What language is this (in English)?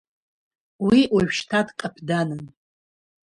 Abkhazian